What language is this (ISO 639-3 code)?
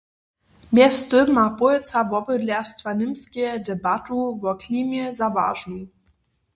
hsb